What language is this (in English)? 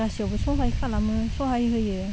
Bodo